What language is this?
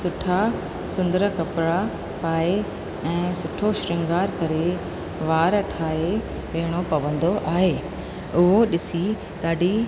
Sindhi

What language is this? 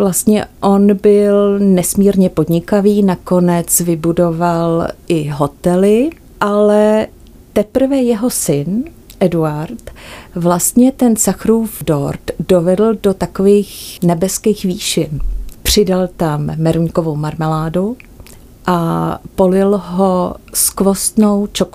Czech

